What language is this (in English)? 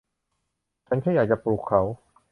Thai